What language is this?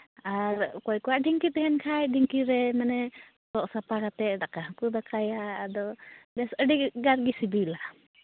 Santali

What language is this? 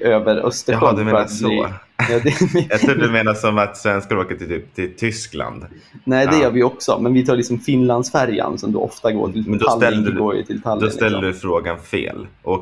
Swedish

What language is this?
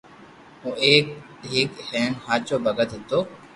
Loarki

